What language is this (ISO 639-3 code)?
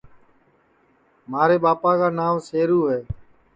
ssi